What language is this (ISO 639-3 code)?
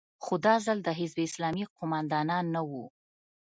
pus